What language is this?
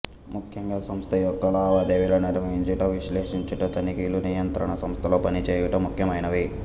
Telugu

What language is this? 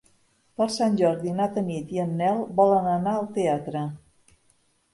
Catalan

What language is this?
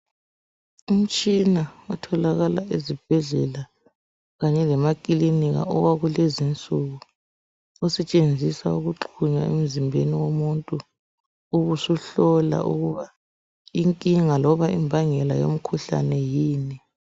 North Ndebele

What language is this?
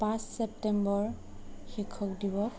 Assamese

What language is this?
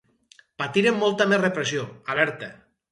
Catalan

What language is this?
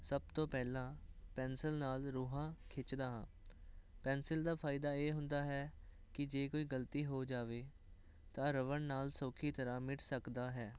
Punjabi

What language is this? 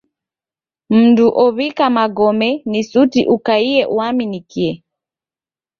Taita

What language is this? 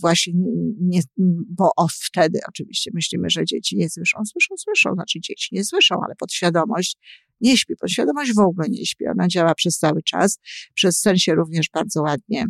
Polish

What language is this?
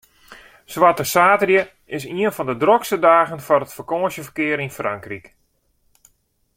Western Frisian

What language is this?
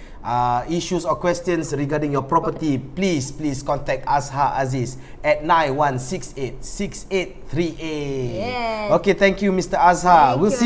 Malay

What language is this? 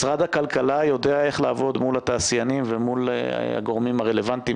Hebrew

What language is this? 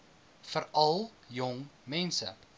Afrikaans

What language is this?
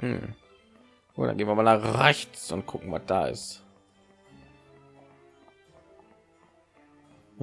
German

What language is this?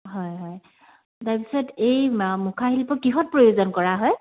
Assamese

